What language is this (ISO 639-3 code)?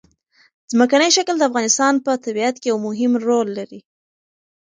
pus